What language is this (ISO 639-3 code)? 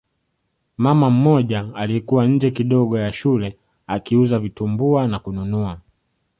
swa